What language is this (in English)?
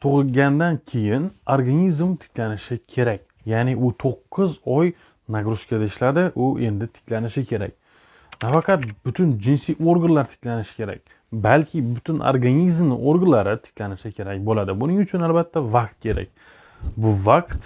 Turkish